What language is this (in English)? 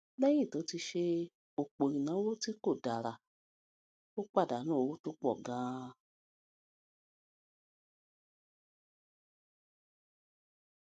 Yoruba